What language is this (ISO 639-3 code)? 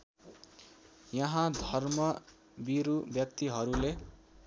nep